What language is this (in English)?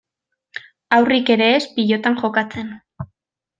Basque